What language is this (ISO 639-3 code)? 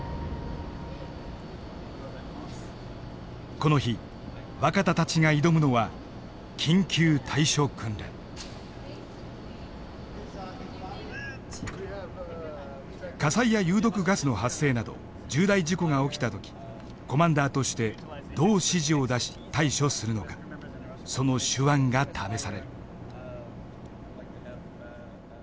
jpn